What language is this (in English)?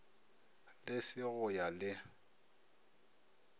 Northern Sotho